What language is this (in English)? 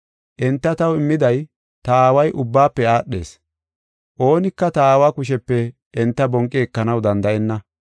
Gofa